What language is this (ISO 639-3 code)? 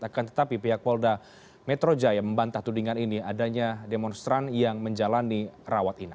ind